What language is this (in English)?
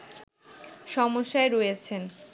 Bangla